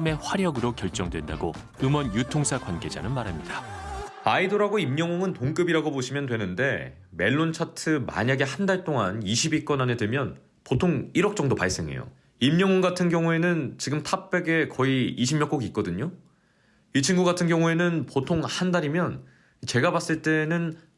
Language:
Korean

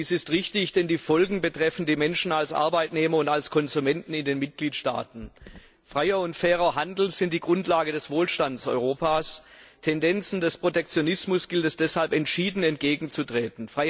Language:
German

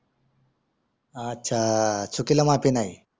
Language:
Marathi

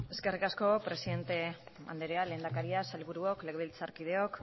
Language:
Basque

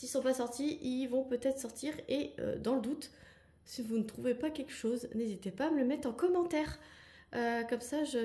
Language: French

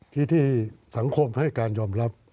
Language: Thai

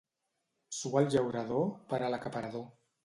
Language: Catalan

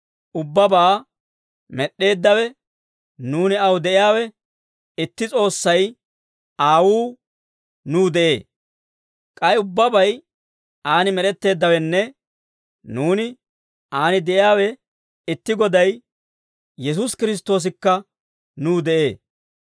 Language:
Dawro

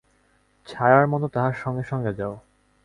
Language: Bangla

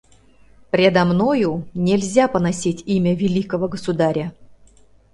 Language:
Mari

